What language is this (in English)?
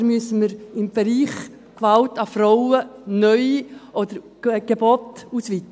Swiss German